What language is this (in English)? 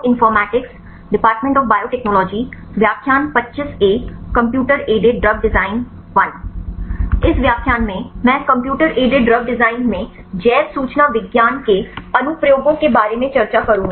Hindi